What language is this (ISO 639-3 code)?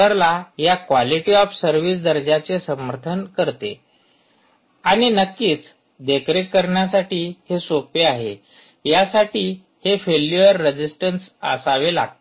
mar